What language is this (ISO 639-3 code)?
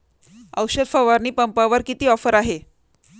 mar